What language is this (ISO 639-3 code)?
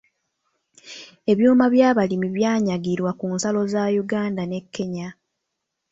lug